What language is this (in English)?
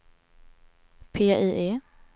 Swedish